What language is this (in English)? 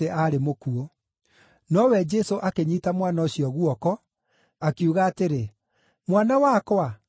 Kikuyu